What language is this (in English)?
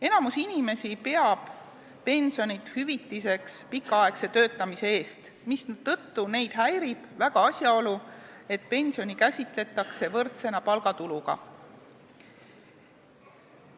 Estonian